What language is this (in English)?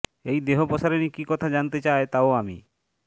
Bangla